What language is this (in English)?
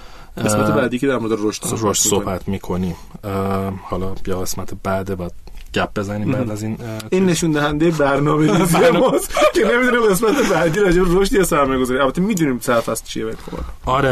Persian